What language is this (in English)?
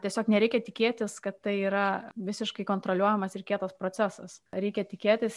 Lithuanian